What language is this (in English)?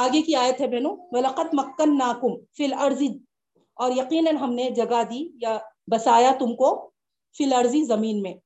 Urdu